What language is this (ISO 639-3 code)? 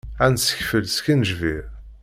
kab